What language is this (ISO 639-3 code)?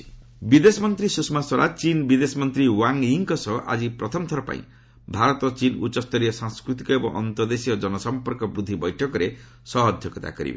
ori